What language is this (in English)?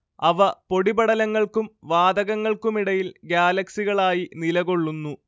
Malayalam